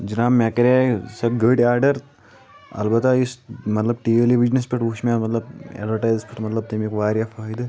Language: Kashmiri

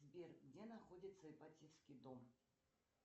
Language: Russian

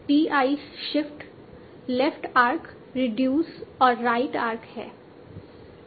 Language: Hindi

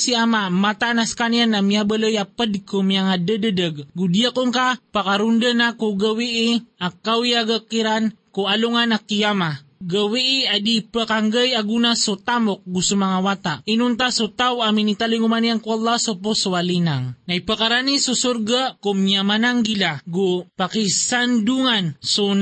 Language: Filipino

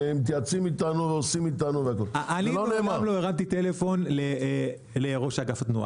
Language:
Hebrew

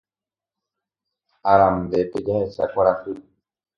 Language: Guarani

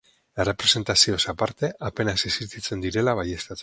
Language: Basque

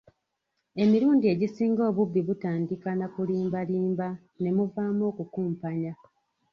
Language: Ganda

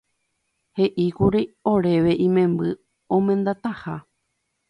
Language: Guarani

